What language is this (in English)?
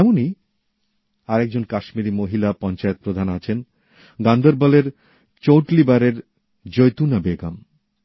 Bangla